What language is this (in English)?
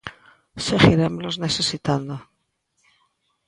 Galician